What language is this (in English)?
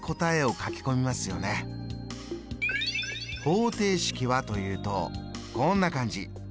Japanese